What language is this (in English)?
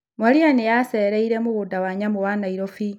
Kikuyu